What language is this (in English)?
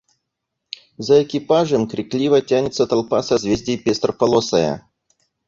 Russian